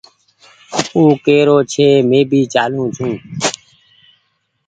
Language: Goaria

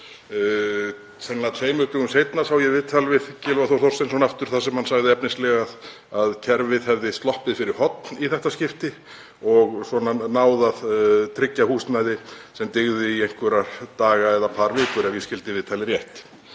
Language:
Icelandic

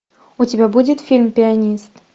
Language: Russian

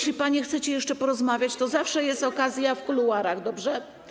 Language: Polish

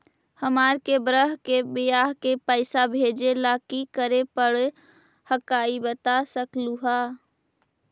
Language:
Magahi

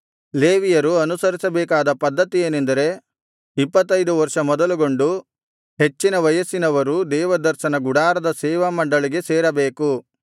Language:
Kannada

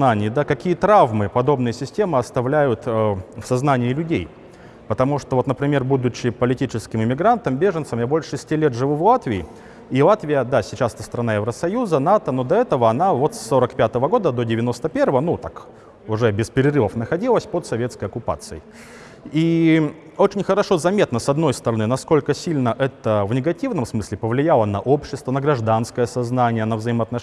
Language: Russian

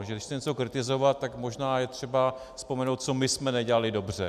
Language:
Czech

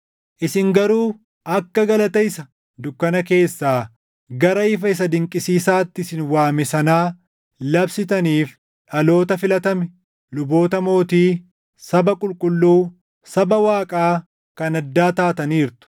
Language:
Oromo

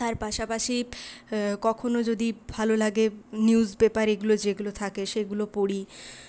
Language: Bangla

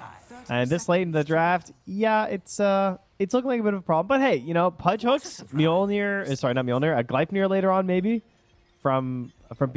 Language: English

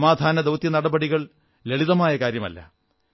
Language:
Malayalam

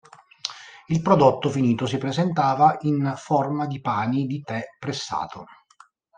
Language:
Italian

